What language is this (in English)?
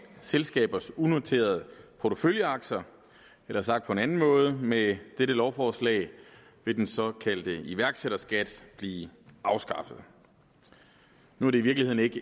Danish